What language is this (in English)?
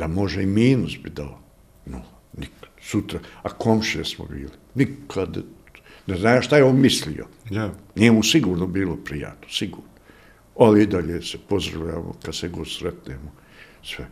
Croatian